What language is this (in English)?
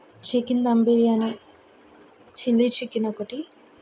Telugu